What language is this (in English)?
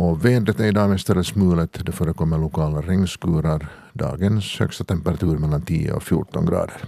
Swedish